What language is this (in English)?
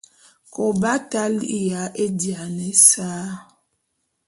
Bulu